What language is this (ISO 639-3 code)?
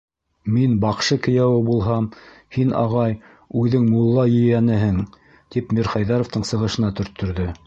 bak